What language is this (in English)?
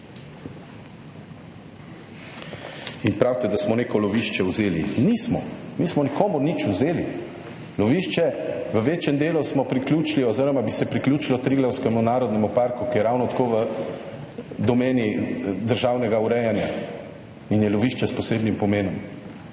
Slovenian